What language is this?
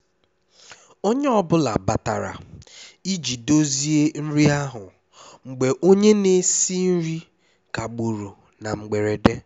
Igbo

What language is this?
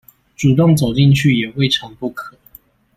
Chinese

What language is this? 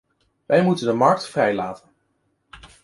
Dutch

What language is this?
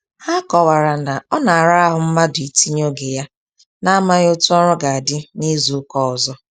Igbo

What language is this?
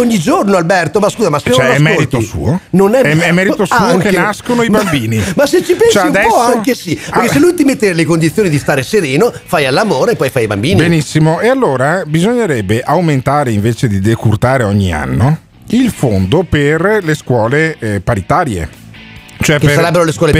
Italian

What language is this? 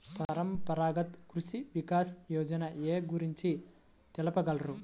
Telugu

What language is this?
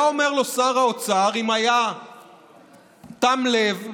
Hebrew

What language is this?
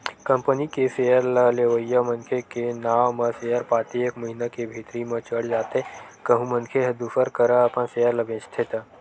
Chhattisgarhi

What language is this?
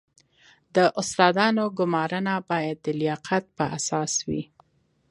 Pashto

